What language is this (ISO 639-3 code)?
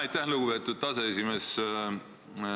est